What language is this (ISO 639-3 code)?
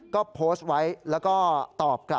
tha